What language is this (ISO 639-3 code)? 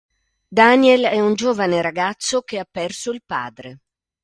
ita